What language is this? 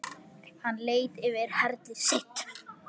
Icelandic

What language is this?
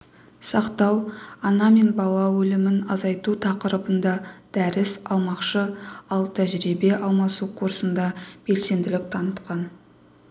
Kazakh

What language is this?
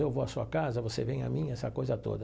Portuguese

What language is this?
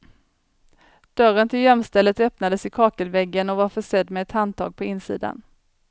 Swedish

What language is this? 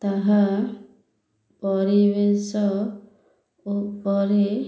Odia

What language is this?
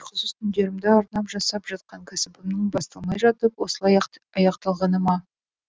Kazakh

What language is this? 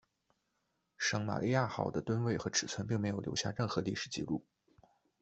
Chinese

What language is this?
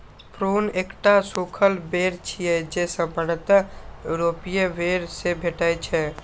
Maithili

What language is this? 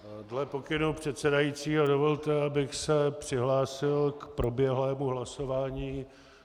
Czech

